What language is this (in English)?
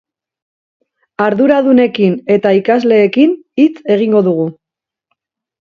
Basque